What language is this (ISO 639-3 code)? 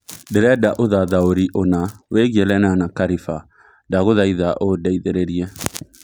kik